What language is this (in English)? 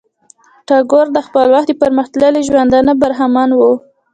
Pashto